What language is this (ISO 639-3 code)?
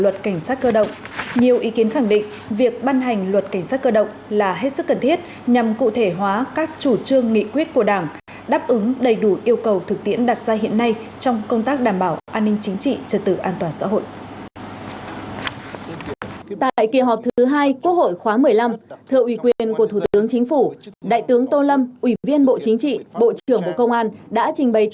vie